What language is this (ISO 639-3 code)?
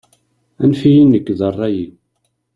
kab